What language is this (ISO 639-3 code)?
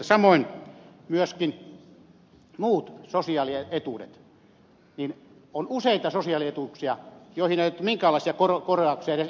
fin